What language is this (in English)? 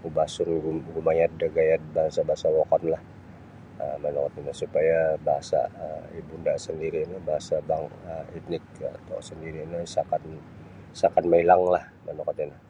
Sabah Bisaya